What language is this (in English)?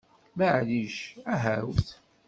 Kabyle